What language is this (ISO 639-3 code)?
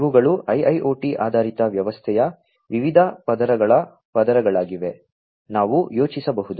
kan